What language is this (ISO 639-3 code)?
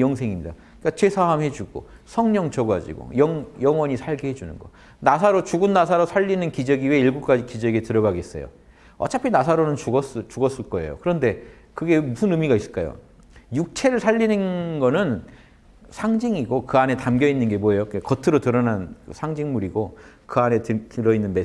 kor